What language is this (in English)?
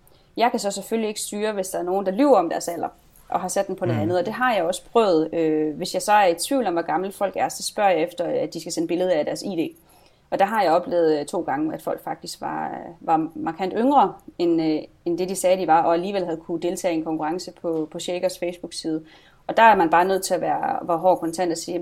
Danish